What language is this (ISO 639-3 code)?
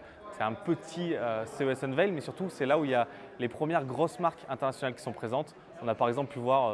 fra